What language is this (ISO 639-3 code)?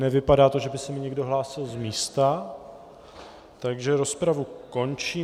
ces